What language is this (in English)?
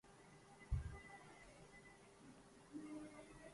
Urdu